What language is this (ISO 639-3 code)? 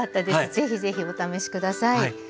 jpn